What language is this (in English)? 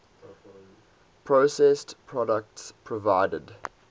English